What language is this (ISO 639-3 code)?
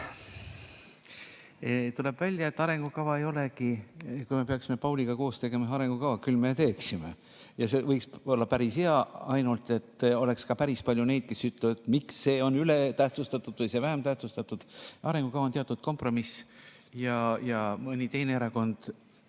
est